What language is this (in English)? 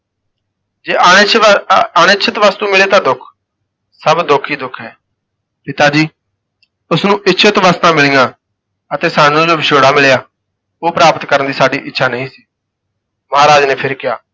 Punjabi